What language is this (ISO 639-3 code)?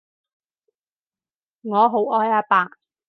yue